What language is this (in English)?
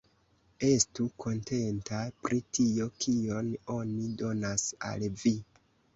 Esperanto